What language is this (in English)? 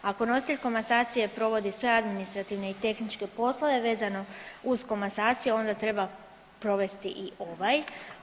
Croatian